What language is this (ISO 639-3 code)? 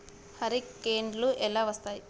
tel